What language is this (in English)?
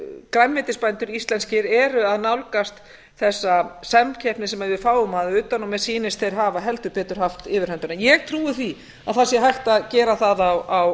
Icelandic